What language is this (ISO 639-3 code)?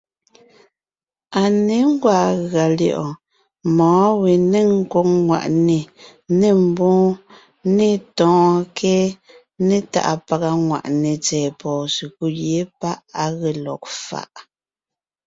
nnh